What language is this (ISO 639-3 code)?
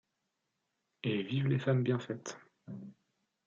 fra